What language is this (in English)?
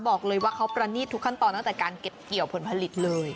Thai